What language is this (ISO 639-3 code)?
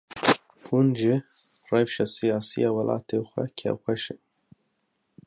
kur